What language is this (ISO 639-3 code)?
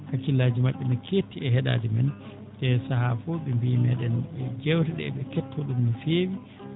ful